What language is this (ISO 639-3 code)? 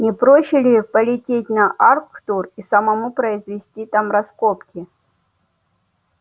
rus